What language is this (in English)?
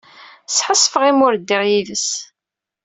Kabyle